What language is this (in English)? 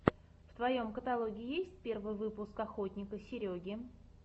Russian